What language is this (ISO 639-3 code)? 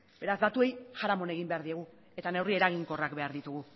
eus